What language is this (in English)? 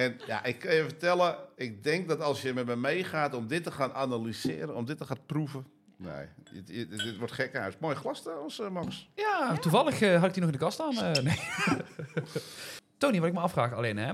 Dutch